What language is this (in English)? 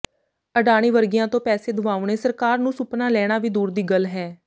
Punjabi